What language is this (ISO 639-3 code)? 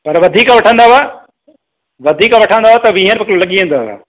snd